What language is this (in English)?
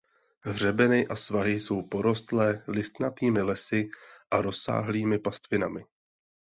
Czech